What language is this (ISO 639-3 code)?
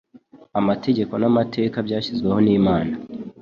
kin